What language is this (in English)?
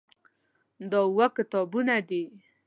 Pashto